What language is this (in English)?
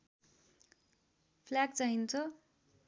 Nepali